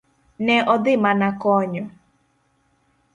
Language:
Luo (Kenya and Tanzania)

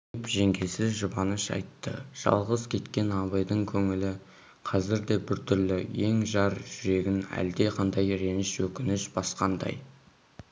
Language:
Kazakh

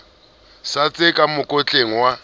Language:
Southern Sotho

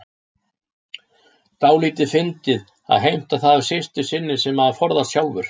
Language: Icelandic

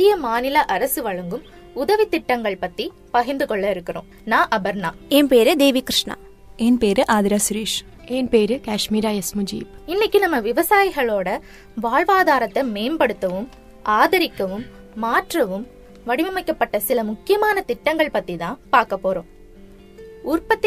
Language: Tamil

